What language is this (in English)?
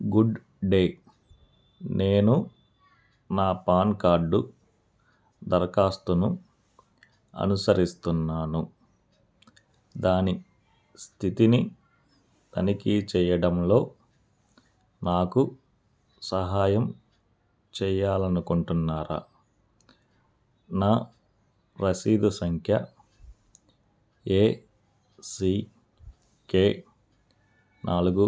Telugu